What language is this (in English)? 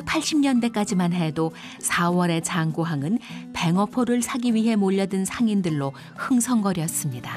Korean